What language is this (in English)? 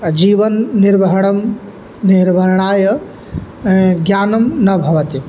Sanskrit